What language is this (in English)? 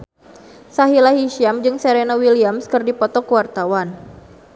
Sundanese